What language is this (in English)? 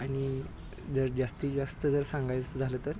Marathi